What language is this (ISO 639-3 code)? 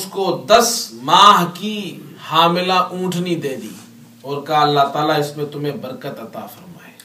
urd